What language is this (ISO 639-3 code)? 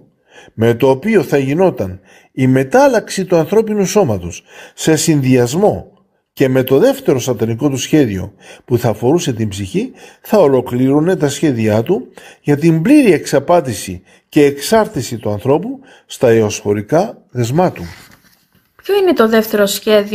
ell